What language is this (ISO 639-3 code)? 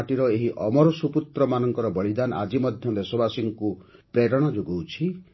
ori